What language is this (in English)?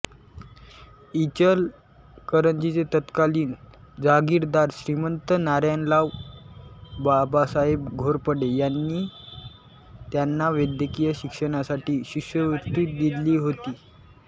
Marathi